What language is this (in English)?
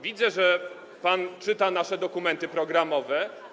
Polish